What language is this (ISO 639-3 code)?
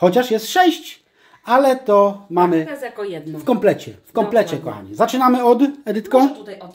pol